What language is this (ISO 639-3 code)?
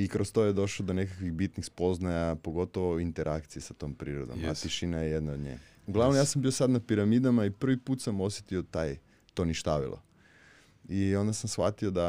hrv